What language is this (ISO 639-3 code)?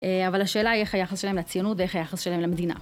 heb